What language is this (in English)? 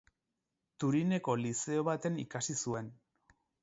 Basque